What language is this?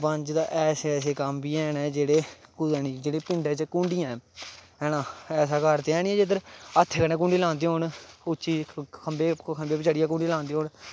Dogri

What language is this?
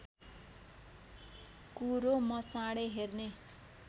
Nepali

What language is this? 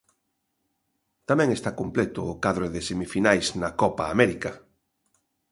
Galician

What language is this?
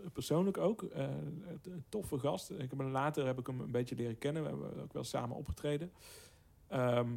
Dutch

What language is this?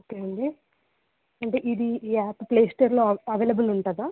Telugu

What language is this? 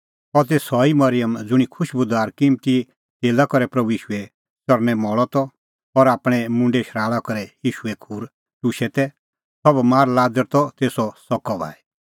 Kullu Pahari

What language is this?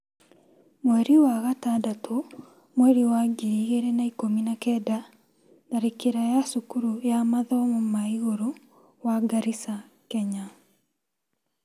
Kikuyu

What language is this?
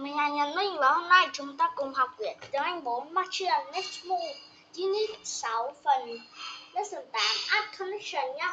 Vietnamese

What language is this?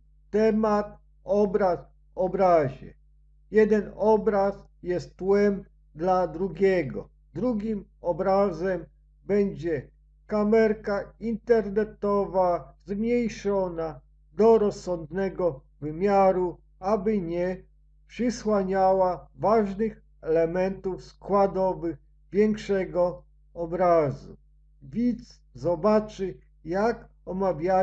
Polish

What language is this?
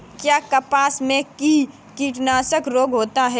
Hindi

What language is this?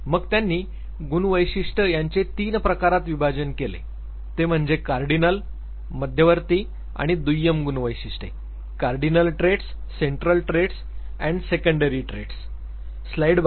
Marathi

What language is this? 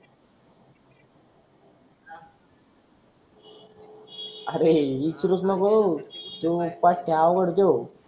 Marathi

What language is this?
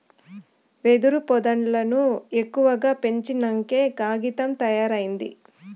Telugu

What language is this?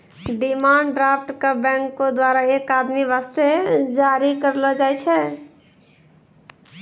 Maithili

